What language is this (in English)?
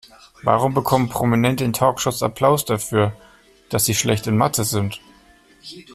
German